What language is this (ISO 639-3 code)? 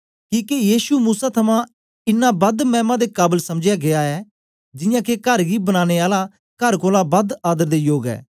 doi